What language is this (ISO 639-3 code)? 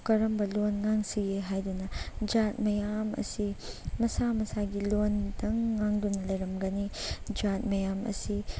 mni